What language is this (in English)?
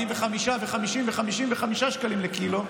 Hebrew